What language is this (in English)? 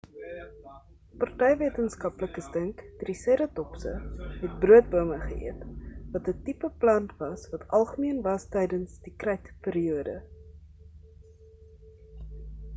Afrikaans